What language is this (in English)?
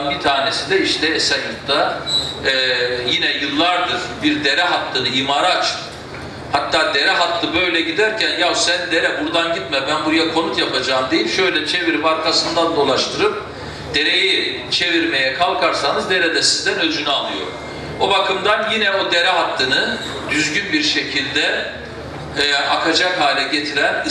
Turkish